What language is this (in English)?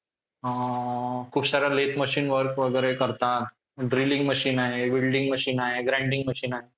Marathi